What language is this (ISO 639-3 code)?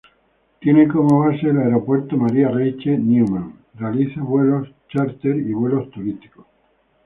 spa